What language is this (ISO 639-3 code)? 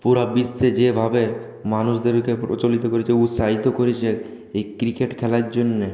ben